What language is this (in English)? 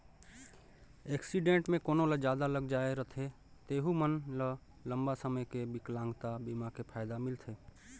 Chhattisgarhi